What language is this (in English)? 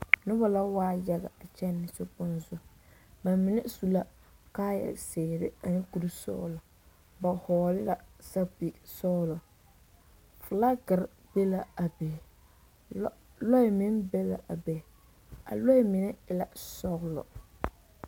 Southern Dagaare